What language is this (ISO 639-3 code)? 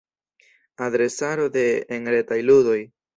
epo